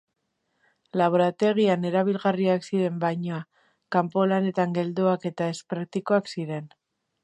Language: Basque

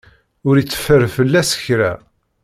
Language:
Kabyle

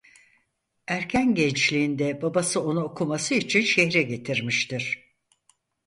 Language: Turkish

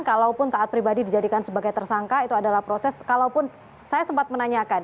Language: Indonesian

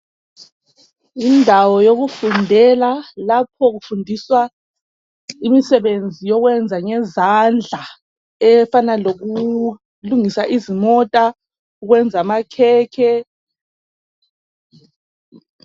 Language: North Ndebele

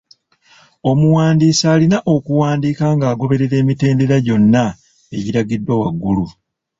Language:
Ganda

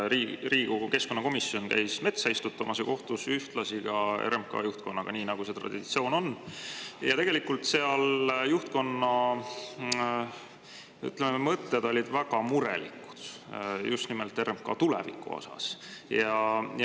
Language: Estonian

